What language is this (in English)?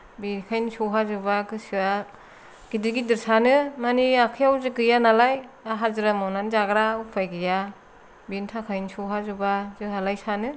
Bodo